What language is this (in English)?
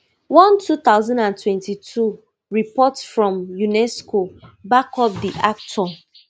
Nigerian Pidgin